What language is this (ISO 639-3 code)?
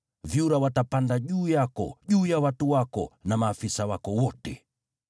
swa